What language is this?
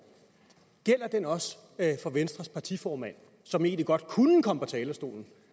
Danish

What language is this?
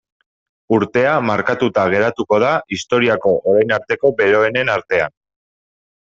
Basque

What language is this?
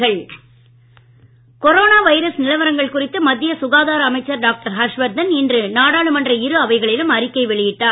Tamil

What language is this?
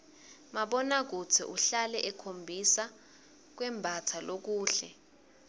Swati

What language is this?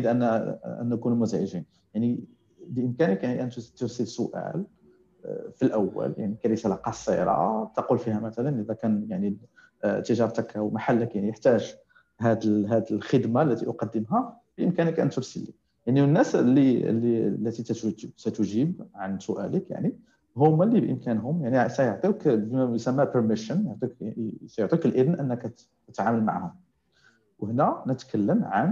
Arabic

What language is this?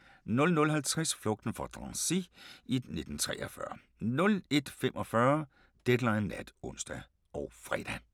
Danish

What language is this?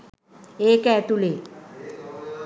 Sinhala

